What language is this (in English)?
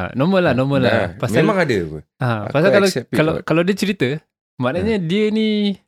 Malay